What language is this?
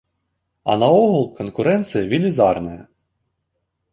Belarusian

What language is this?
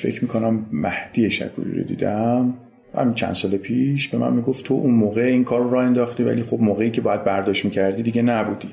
Persian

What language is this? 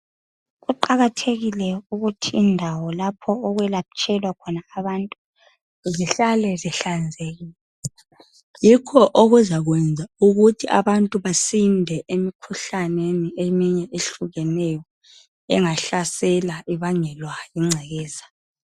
North Ndebele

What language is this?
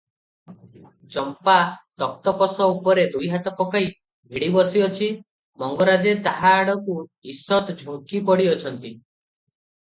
Odia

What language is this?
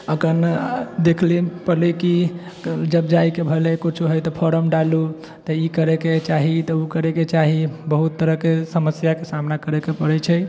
Maithili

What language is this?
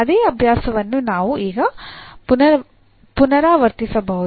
Kannada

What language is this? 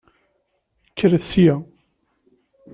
Kabyle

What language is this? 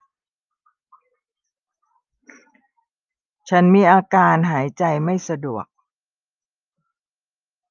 Thai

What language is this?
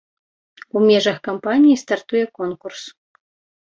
Belarusian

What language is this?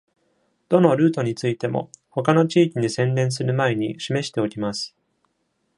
Japanese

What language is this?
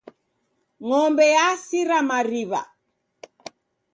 Taita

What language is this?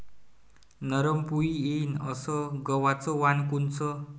Marathi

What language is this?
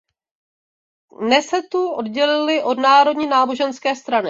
Czech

